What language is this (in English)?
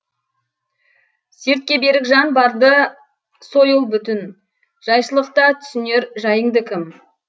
Kazakh